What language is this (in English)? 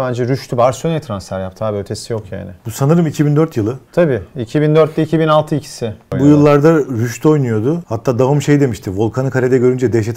Turkish